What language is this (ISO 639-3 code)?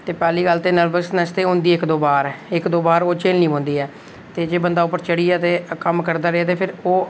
doi